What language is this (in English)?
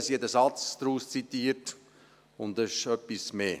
Swiss German